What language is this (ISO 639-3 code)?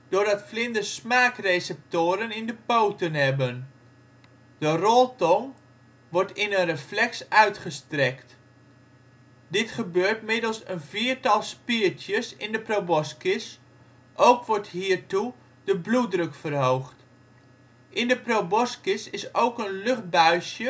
nld